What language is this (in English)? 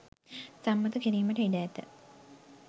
Sinhala